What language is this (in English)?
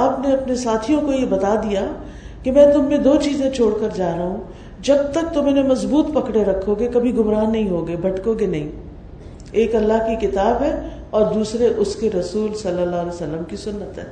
Urdu